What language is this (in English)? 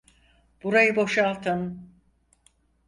Turkish